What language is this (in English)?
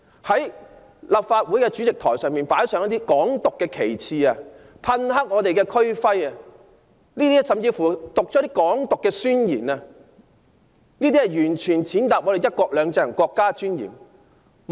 Cantonese